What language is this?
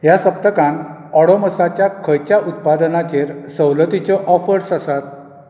Konkani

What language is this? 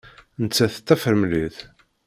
Kabyle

